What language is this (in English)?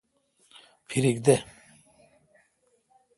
Kalkoti